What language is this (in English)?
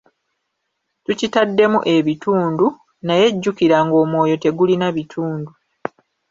Ganda